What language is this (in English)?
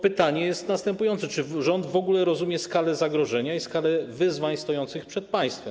Polish